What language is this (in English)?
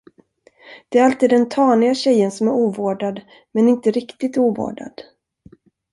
Swedish